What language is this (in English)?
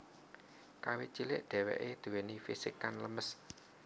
Javanese